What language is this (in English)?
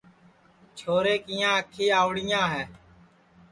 Sansi